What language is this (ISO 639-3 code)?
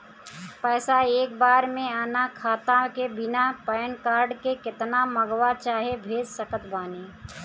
bho